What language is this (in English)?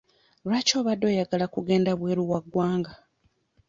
Ganda